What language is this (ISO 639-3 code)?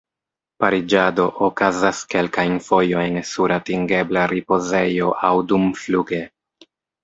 epo